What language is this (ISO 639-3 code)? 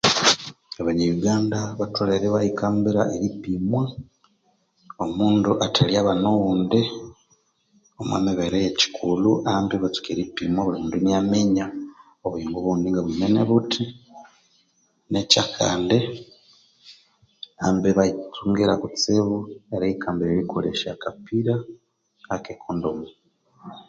koo